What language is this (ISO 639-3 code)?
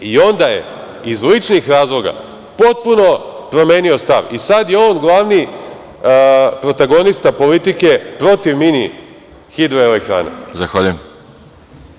srp